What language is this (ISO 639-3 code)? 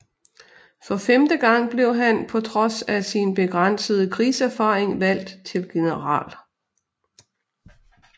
dan